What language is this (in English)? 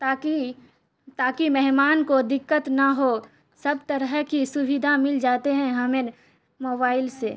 Urdu